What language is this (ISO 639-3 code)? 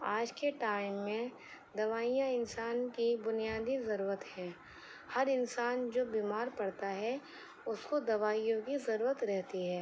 urd